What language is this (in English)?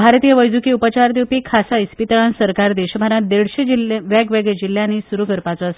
Konkani